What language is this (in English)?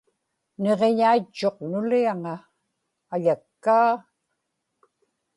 Inupiaq